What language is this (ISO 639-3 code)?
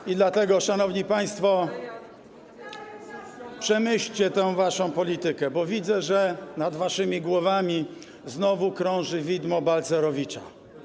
pol